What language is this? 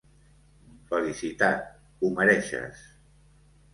Catalan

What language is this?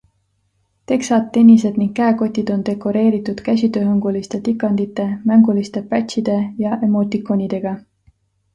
Estonian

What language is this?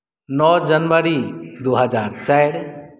Maithili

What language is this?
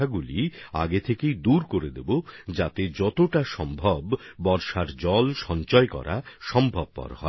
Bangla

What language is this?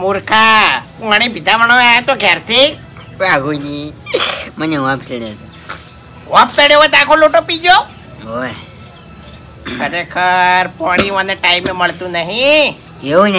Gujarati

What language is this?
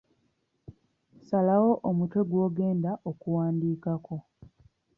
Ganda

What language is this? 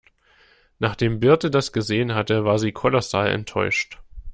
German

